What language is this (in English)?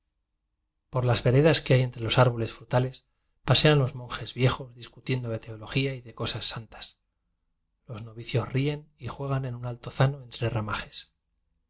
Spanish